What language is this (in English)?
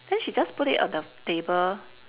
English